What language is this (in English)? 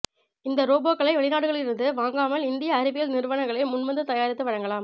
Tamil